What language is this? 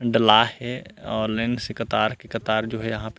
Chhattisgarhi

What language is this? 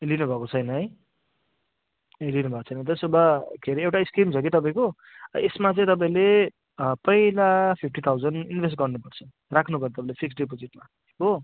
Nepali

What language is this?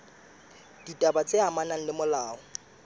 Southern Sotho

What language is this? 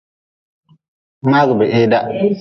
Nawdm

